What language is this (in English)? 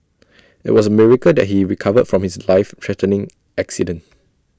English